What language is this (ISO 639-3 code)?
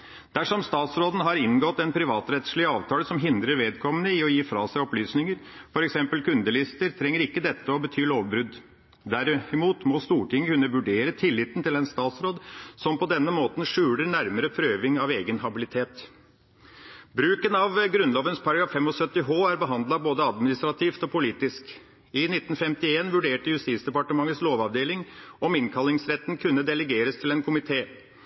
nob